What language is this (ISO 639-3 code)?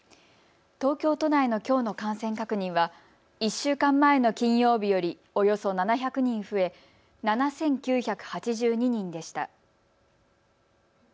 jpn